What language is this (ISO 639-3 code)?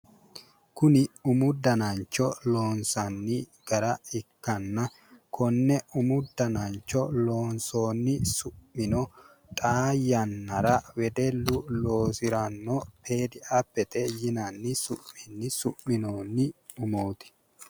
sid